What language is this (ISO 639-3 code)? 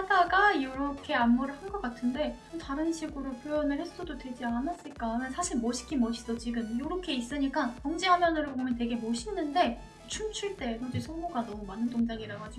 kor